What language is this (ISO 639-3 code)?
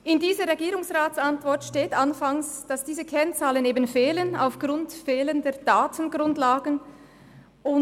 gsw